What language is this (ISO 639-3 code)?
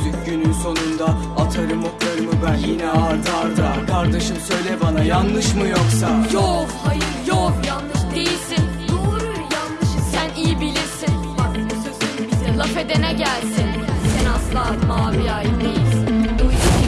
tur